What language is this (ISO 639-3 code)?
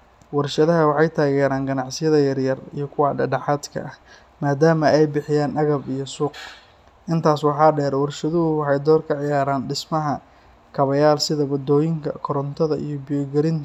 som